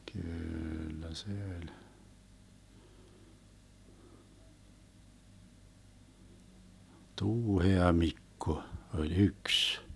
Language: Finnish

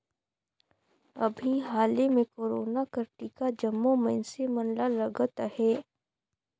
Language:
Chhattisgarhi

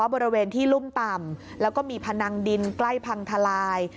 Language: Thai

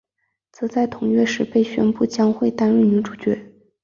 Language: Chinese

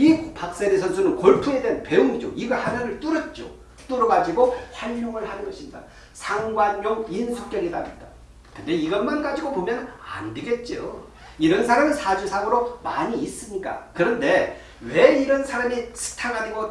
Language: Korean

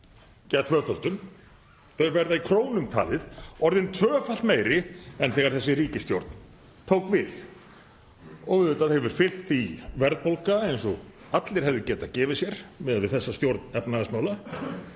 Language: Icelandic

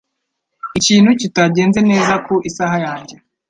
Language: Kinyarwanda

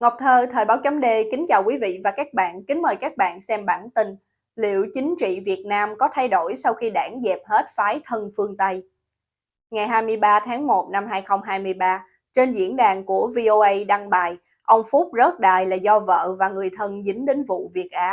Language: Vietnamese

